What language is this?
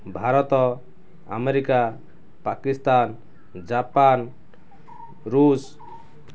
Odia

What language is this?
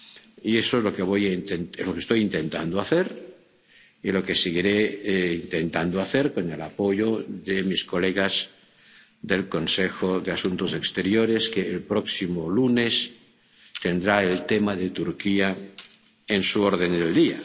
Spanish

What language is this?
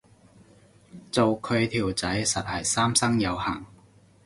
Cantonese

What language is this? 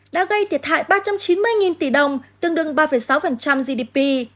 Vietnamese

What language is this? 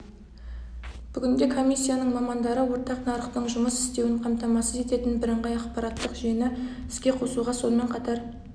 Kazakh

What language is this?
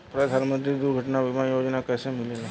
Bhojpuri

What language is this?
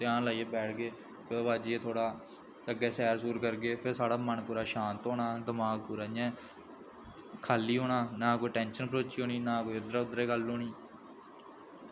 Dogri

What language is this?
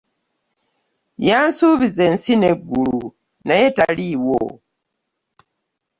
Ganda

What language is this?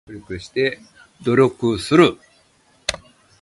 Japanese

